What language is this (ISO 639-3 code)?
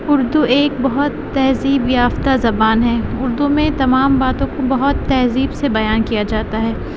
urd